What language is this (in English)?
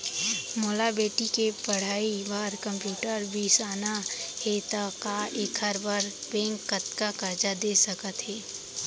Chhattisgarhi